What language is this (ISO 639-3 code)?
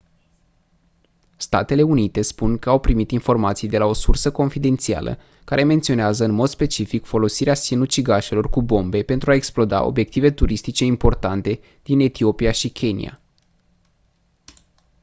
ron